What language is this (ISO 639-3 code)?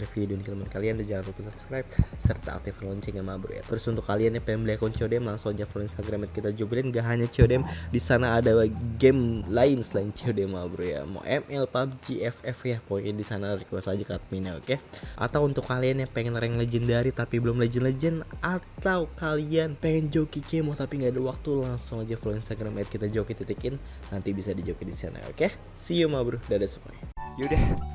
ind